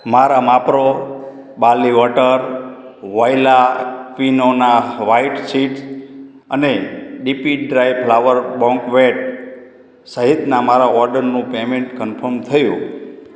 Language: Gujarati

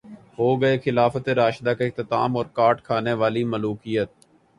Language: Urdu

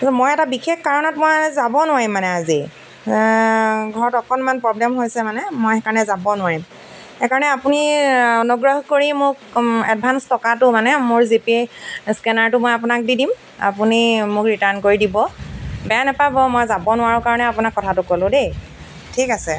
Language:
Assamese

